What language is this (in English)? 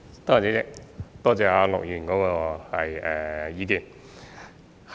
Cantonese